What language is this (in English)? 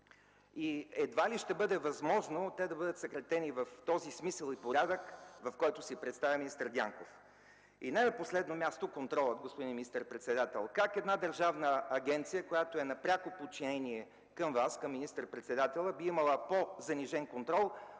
Bulgarian